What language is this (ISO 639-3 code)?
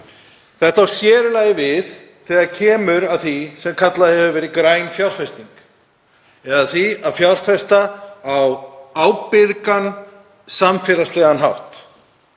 isl